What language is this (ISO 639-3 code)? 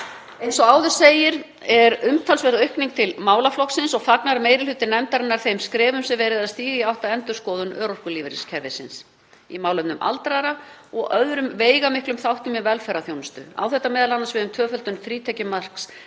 isl